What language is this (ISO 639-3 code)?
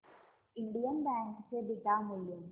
mar